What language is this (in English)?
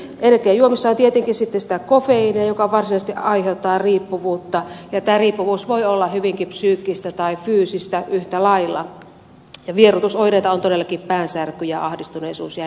Finnish